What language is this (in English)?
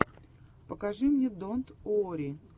Russian